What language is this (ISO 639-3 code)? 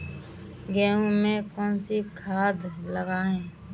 hin